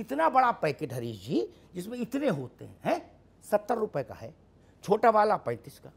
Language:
Hindi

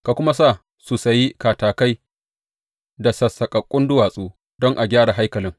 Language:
Hausa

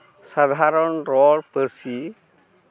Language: Santali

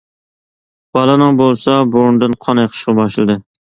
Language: Uyghur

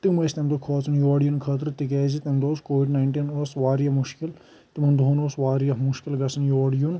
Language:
Kashmiri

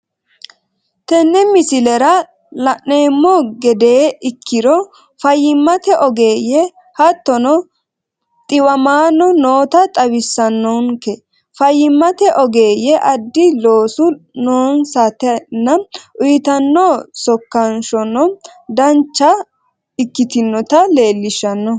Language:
Sidamo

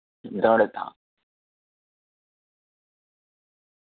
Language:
Gujarati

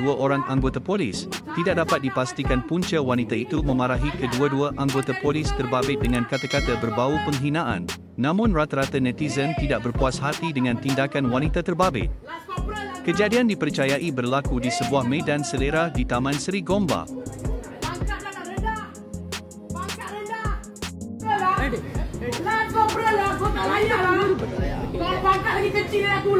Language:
Malay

